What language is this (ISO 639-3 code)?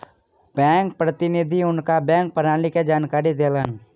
mai